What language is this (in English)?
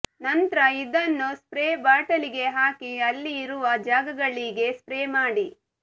Kannada